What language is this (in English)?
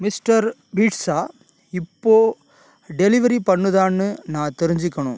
Tamil